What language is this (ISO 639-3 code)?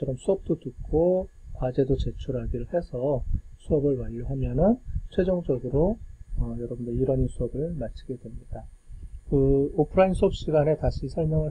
kor